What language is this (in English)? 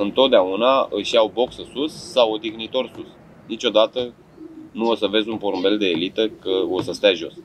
Romanian